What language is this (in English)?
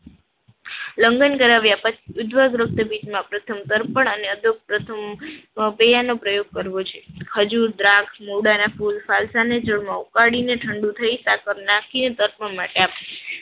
Gujarati